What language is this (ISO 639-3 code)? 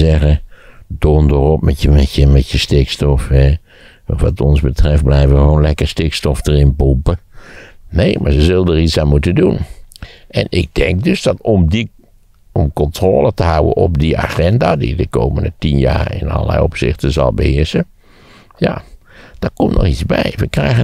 nld